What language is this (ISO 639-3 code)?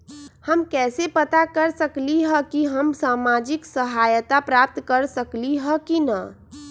mag